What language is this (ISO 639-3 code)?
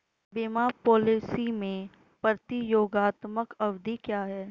hin